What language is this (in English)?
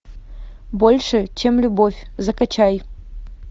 Russian